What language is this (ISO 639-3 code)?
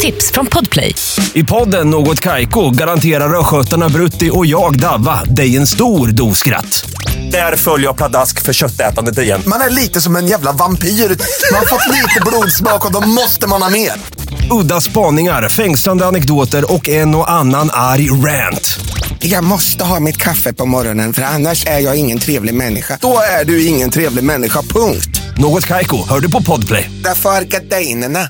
swe